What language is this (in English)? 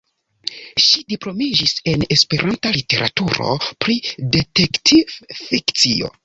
Esperanto